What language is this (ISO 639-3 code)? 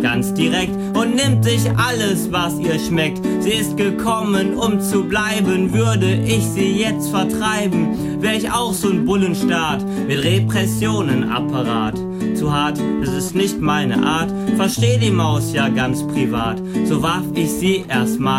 deu